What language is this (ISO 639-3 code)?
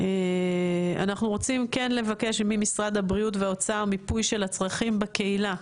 heb